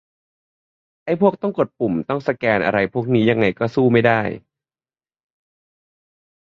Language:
Thai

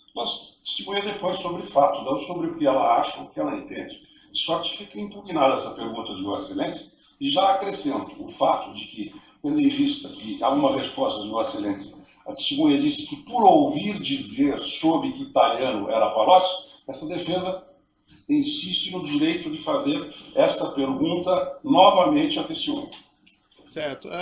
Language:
Portuguese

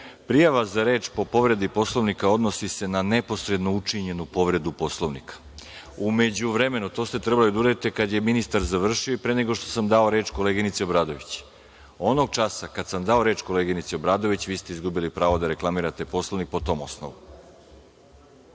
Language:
Serbian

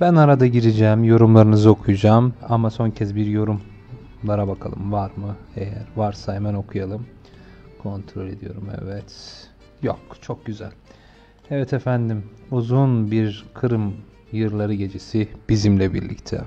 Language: Turkish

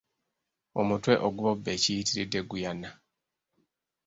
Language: Ganda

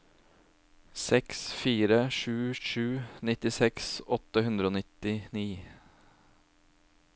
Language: Norwegian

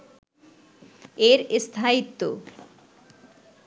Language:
Bangla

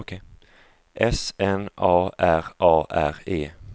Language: Swedish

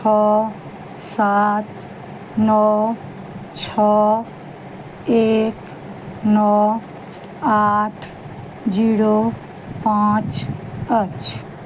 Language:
Maithili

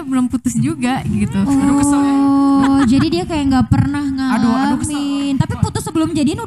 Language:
Indonesian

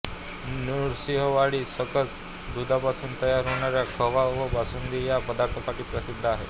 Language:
Marathi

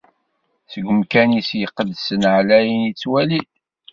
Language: Kabyle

